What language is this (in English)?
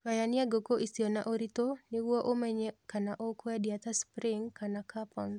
Kikuyu